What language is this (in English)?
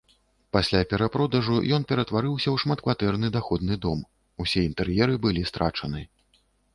Belarusian